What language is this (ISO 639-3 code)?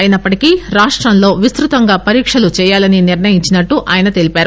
tel